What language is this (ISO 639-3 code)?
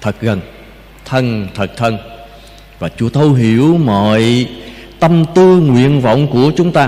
vie